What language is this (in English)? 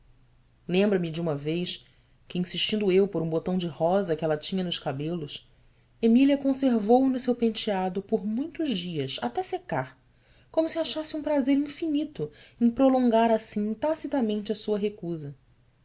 Portuguese